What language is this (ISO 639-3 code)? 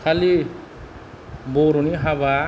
brx